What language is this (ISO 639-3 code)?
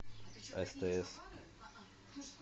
rus